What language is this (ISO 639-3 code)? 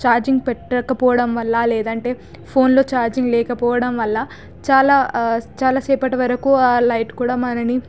tel